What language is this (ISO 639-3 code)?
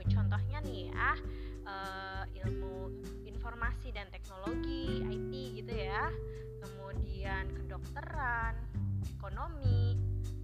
ind